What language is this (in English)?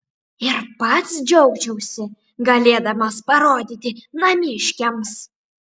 Lithuanian